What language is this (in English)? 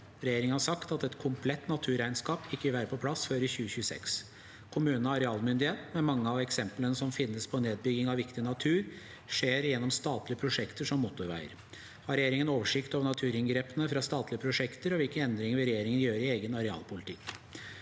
Norwegian